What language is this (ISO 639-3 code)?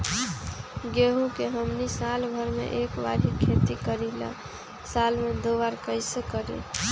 mag